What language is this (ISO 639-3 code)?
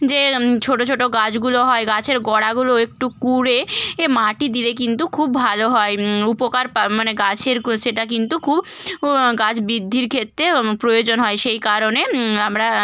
ben